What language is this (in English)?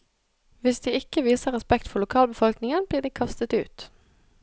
Norwegian